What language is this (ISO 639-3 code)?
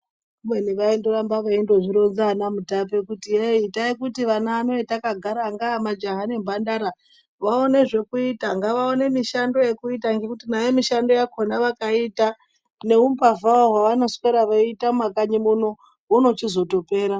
ndc